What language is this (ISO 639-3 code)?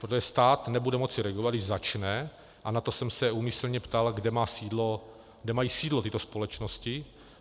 ces